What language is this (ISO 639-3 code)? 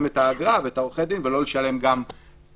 heb